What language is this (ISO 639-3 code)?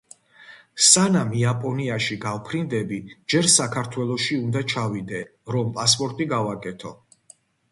kat